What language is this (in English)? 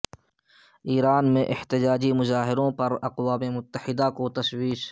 Urdu